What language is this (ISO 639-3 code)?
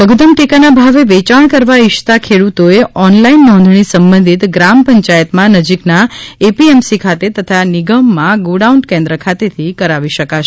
guj